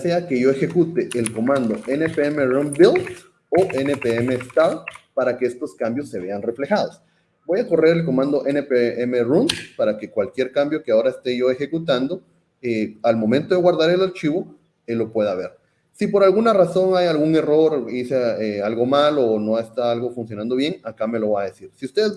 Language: Spanish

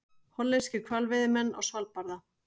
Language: Icelandic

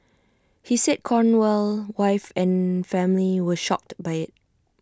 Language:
English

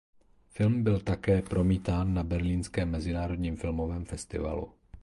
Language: Czech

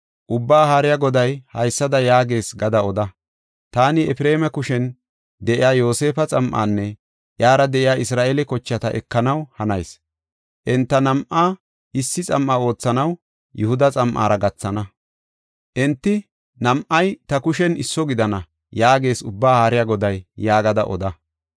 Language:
Gofa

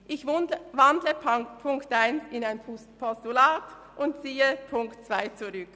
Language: Swiss German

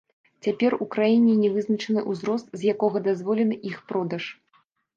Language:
Belarusian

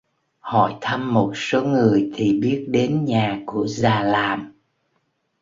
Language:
Vietnamese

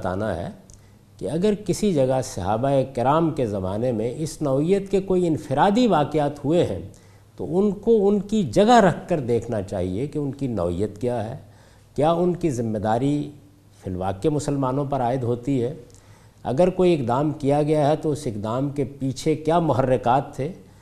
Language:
Urdu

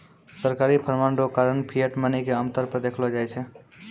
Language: Maithili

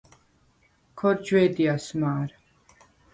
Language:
Svan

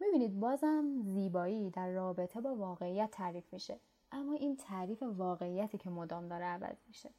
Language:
Persian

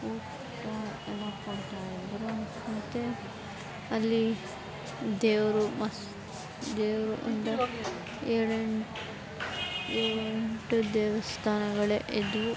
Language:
Kannada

